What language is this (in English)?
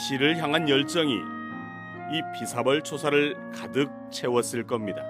Korean